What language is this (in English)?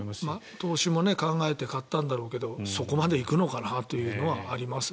Japanese